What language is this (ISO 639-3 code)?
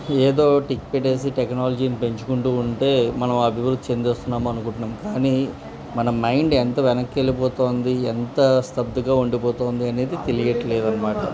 tel